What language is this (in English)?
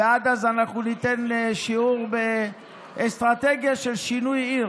Hebrew